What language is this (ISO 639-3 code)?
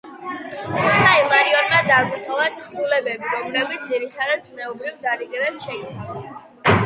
kat